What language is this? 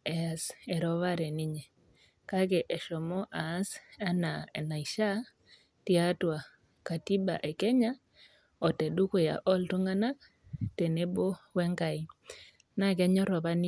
Masai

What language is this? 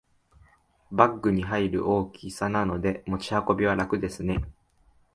Japanese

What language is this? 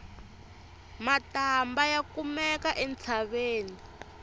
Tsonga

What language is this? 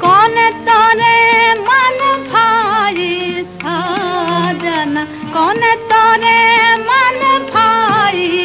Hindi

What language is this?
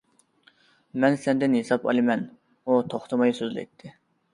Uyghur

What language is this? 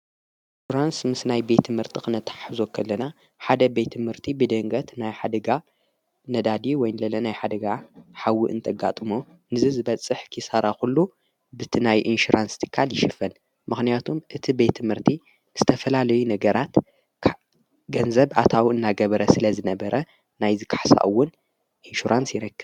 Tigrinya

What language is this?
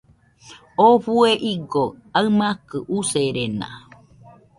Nüpode Huitoto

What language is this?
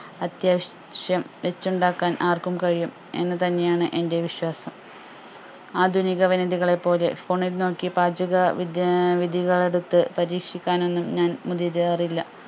Malayalam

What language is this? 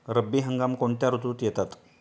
Marathi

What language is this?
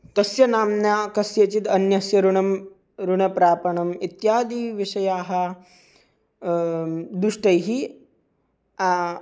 Sanskrit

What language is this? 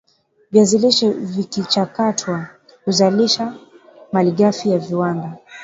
Swahili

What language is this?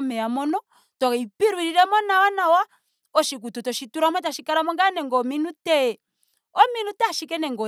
Ndonga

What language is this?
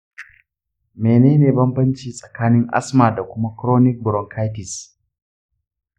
Hausa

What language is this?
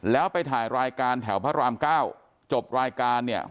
Thai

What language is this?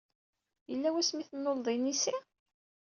Kabyle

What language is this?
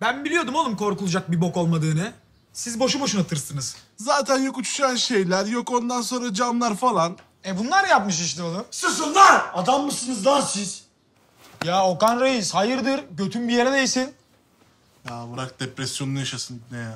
Turkish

